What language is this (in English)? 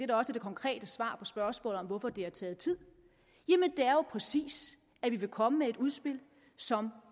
Danish